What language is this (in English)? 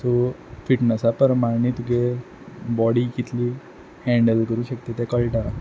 Konkani